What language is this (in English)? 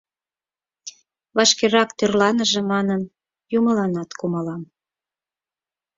Mari